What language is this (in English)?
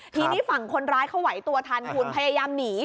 Thai